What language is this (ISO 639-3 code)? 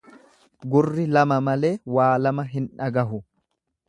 orm